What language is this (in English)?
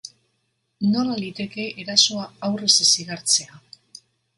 Basque